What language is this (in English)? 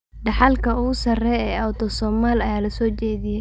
Somali